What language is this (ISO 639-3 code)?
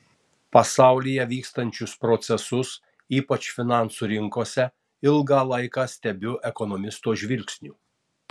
lit